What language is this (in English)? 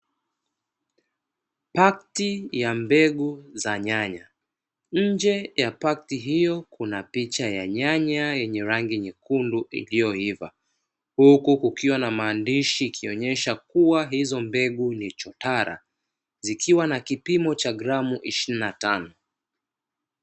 Swahili